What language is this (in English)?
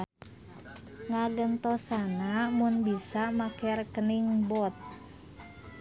Sundanese